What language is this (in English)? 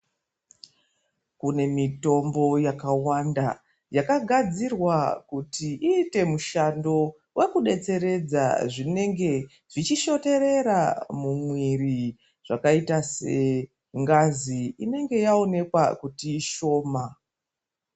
Ndau